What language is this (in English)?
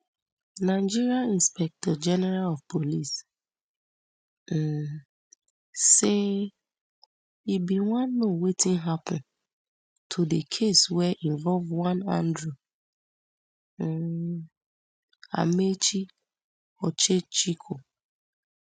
Nigerian Pidgin